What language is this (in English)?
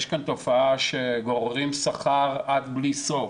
Hebrew